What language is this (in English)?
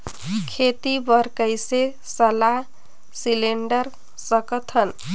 Chhattisgarhi